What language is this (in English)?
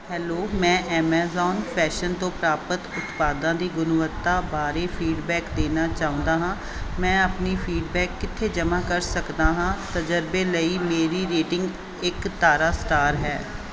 Punjabi